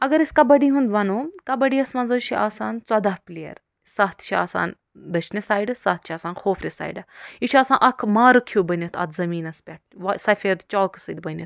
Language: Kashmiri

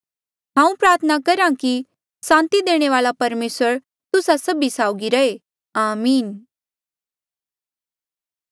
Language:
Mandeali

